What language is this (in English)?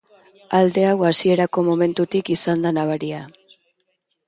Basque